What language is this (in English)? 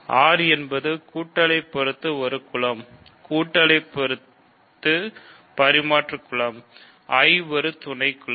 Tamil